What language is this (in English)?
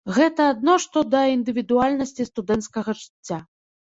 Belarusian